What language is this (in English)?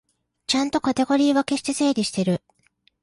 Japanese